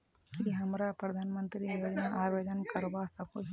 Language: Magahi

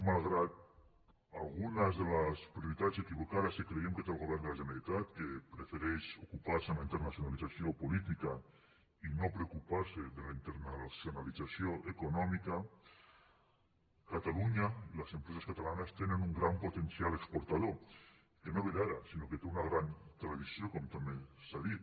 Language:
Catalan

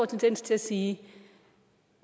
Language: Danish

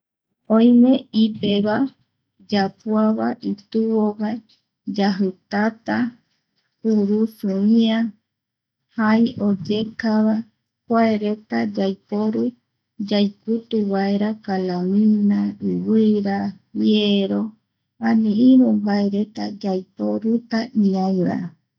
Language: Eastern Bolivian Guaraní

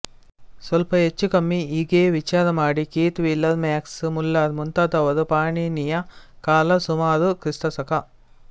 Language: Kannada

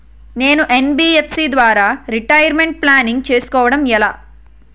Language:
Telugu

